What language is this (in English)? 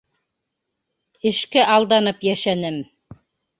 Bashkir